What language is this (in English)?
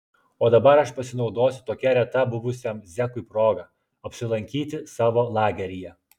Lithuanian